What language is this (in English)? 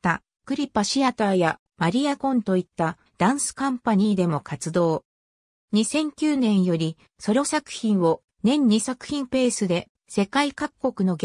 Japanese